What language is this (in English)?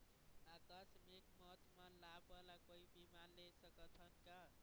Chhattisgarhi